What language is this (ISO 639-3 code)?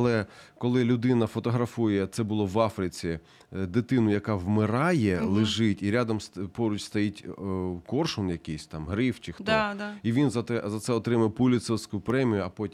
ukr